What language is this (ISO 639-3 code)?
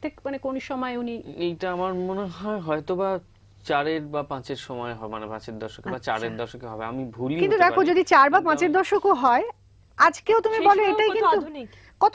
ben